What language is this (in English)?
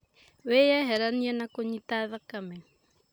Kikuyu